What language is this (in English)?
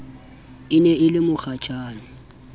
Southern Sotho